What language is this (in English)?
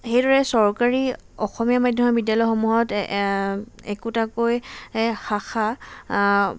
Assamese